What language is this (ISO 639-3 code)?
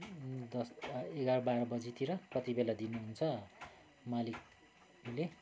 nep